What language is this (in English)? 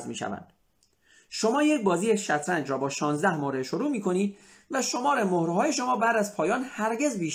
Persian